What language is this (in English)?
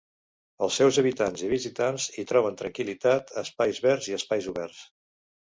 Catalan